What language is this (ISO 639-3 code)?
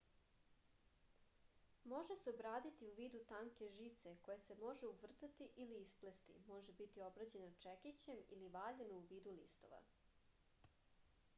srp